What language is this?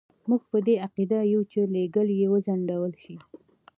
Pashto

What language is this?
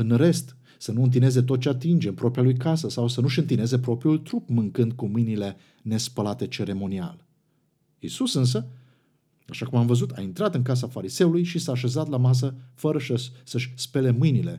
Romanian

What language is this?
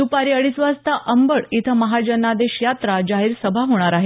Marathi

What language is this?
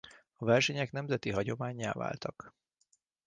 Hungarian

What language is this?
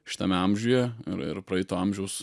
Lithuanian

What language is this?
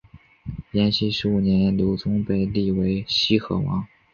Chinese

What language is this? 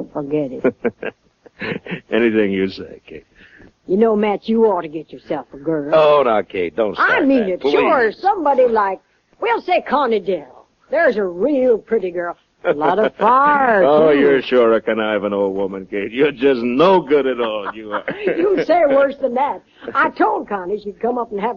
English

